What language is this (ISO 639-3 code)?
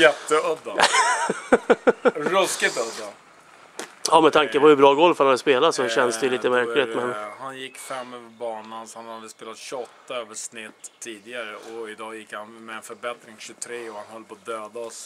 swe